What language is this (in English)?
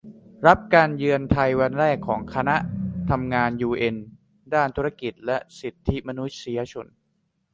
Thai